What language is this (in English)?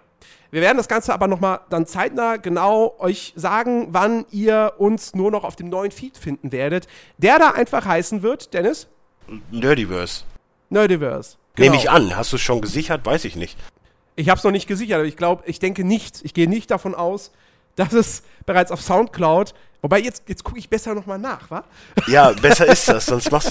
German